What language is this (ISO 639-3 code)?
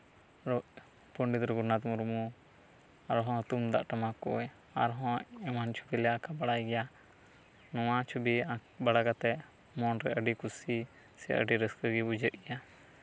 sat